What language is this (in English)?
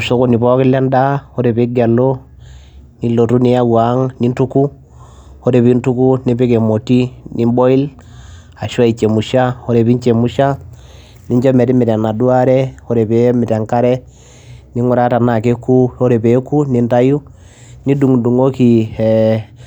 Masai